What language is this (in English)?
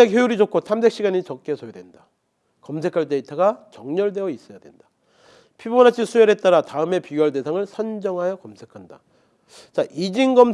Korean